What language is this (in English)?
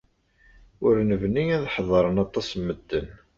Kabyle